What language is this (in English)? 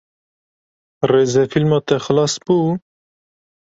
Kurdish